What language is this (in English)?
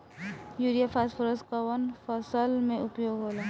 Bhojpuri